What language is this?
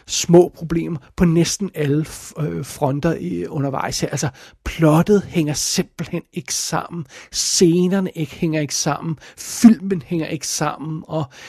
Danish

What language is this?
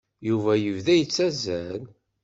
Kabyle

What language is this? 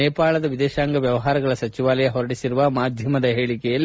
Kannada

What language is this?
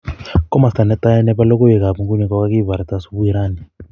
Kalenjin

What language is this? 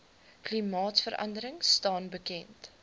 Afrikaans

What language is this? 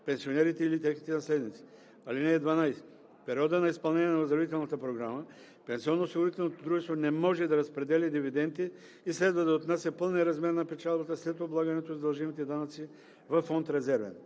Bulgarian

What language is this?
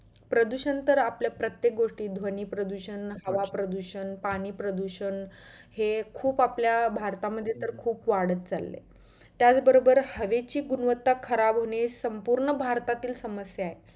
Marathi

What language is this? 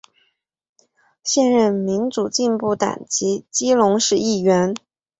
Chinese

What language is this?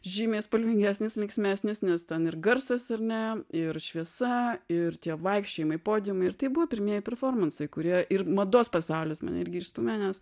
Lithuanian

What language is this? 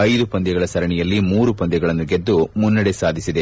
Kannada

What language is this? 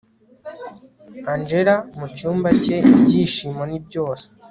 Kinyarwanda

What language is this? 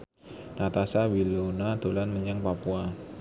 Javanese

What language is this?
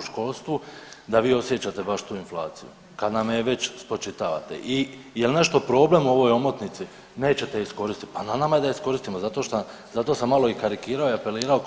Croatian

